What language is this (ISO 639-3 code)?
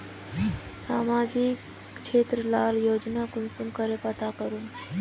mag